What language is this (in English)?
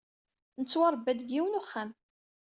Kabyle